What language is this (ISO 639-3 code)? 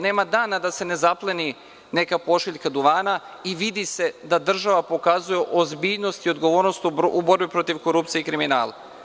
srp